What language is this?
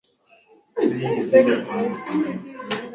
Swahili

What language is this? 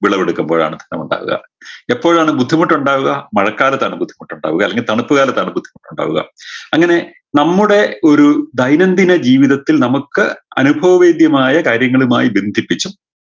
Malayalam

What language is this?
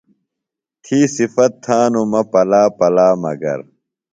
Phalura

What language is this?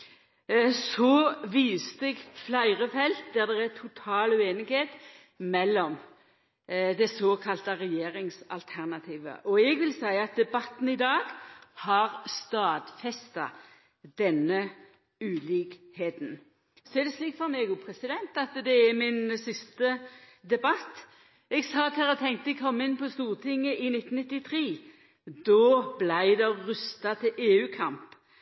Norwegian Nynorsk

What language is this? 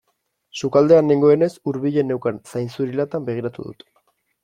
Basque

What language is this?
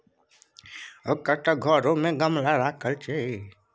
Maithili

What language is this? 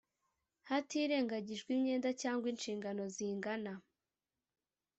Kinyarwanda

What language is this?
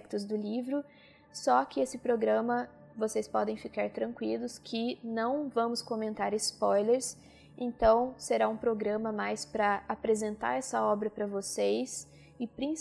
Portuguese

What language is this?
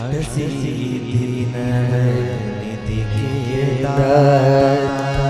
Gujarati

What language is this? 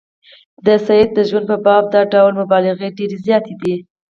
Pashto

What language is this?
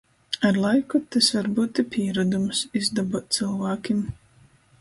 Latgalian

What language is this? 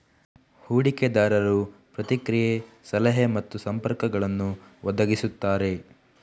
Kannada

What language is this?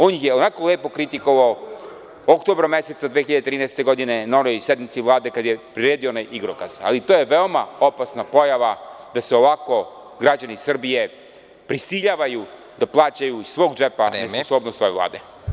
Serbian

